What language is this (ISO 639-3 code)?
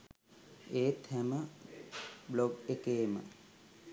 sin